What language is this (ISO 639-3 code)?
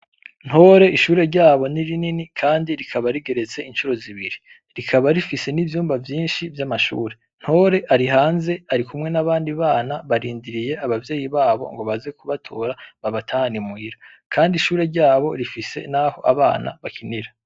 run